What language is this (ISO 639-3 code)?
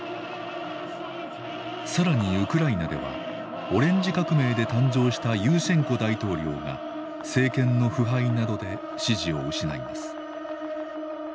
jpn